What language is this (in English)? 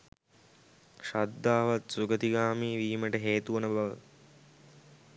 Sinhala